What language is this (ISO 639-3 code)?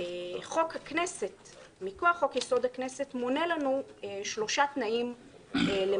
heb